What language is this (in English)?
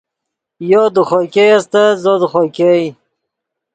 Yidgha